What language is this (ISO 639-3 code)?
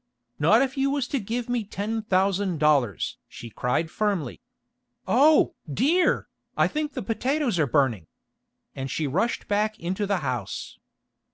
eng